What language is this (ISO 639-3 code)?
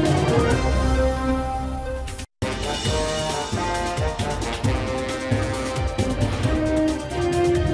ara